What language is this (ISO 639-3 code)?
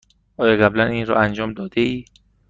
fas